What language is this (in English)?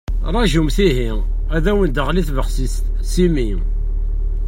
Kabyle